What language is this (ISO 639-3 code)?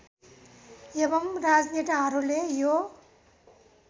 nep